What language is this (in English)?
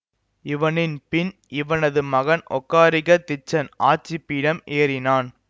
Tamil